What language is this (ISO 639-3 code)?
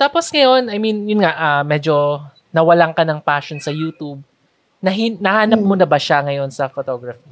fil